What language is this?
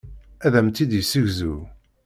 Kabyle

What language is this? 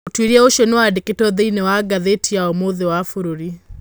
Kikuyu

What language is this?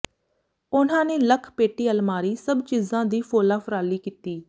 Punjabi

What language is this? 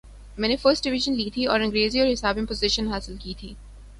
Urdu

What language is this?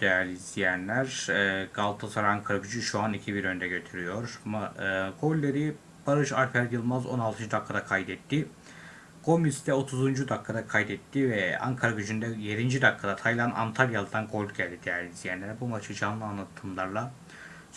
Turkish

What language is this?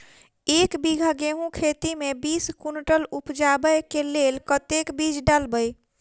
Maithili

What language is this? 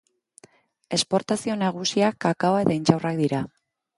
Basque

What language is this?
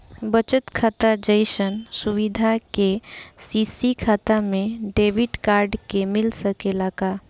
Bhojpuri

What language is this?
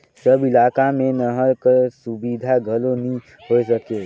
Chhattisgarhi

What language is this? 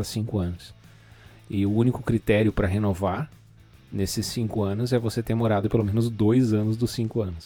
Portuguese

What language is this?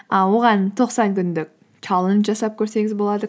Kazakh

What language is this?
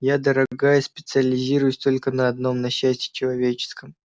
Russian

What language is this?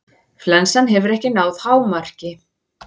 Icelandic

